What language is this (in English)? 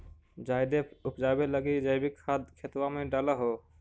Magahi